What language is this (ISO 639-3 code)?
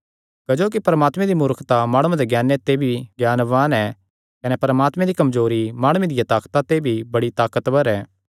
xnr